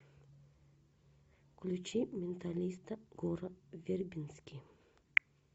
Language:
Russian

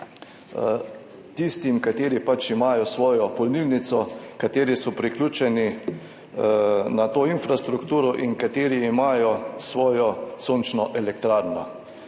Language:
Slovenian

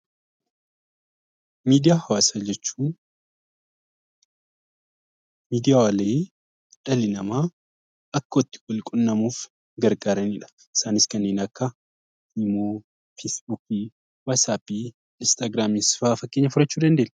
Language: Oromo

